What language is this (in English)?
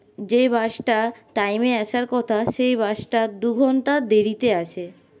Bangla